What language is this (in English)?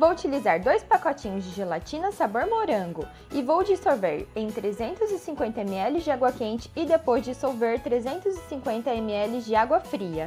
Portuguese